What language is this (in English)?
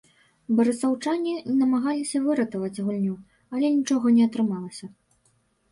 Belarusian